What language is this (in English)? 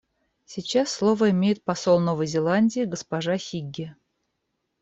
Russian